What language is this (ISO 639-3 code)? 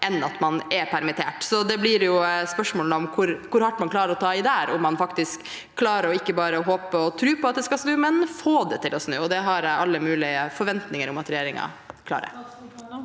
nor